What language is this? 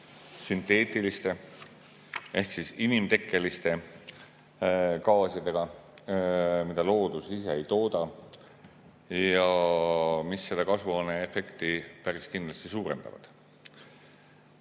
Estonian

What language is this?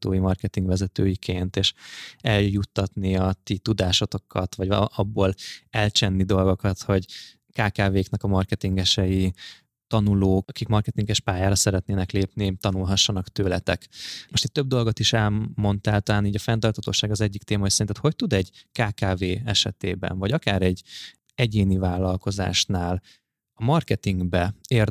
Hungarian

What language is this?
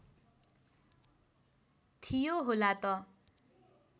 Nepali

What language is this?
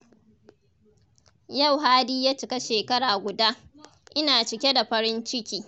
Hausa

